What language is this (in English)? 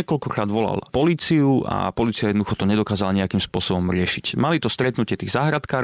Slovak